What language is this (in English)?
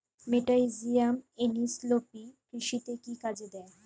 Bangla